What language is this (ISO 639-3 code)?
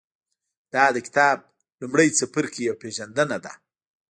pus